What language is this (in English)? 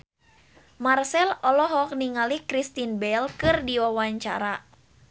Sundanese